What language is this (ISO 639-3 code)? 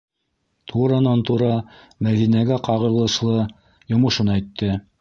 bak